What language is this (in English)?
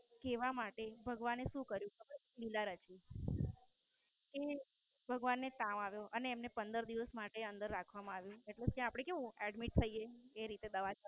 Gujarati